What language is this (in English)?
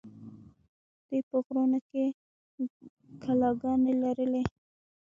Pashto